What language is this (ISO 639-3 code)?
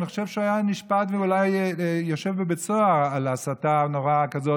heb